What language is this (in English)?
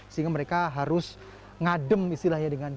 Indonesian